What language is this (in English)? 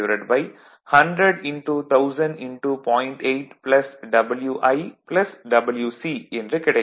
Tamil